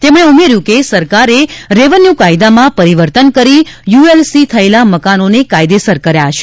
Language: Gujarati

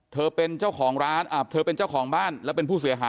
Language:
Thai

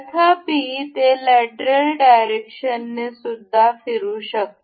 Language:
Marathi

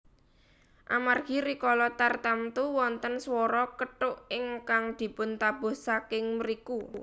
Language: Javanese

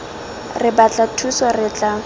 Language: Tswana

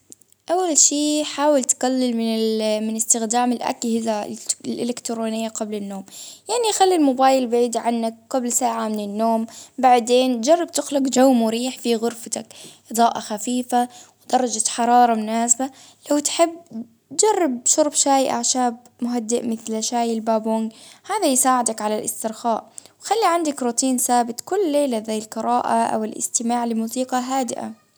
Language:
Baharna Arabic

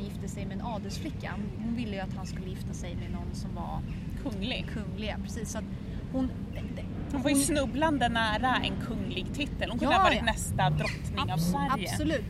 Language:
Swedish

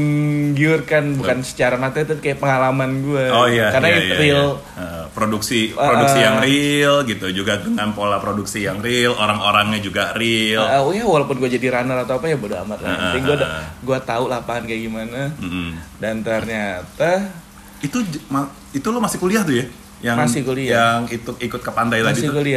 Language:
Indonesian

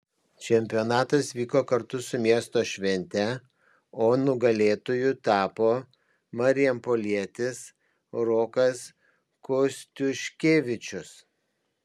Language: Lithuanian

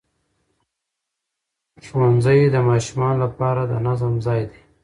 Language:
Pashto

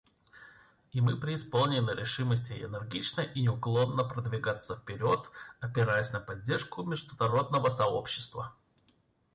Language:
Russian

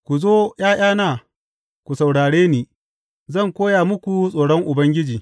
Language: Hausa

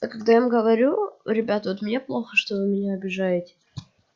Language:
Russian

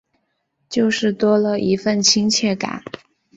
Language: Chinese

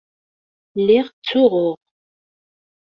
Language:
Kabyle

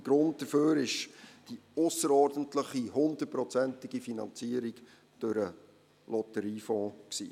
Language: Swiss German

